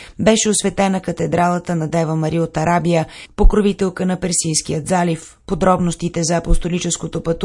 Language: Bulgarian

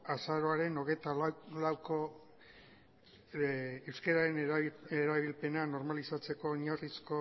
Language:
Basque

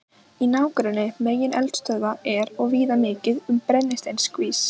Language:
Icelandic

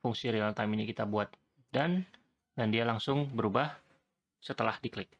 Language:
Indonesian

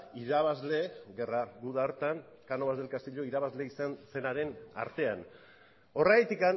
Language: Basque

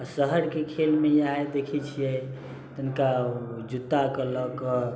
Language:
Maithili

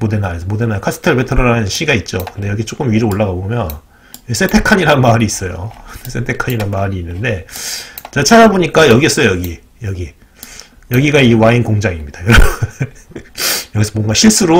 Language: Korean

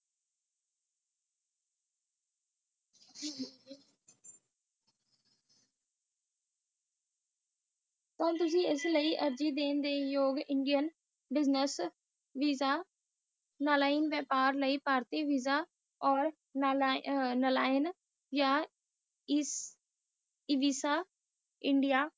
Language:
Punjabi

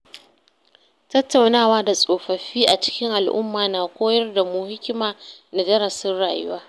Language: Hausa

